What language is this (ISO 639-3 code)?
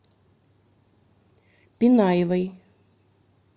rus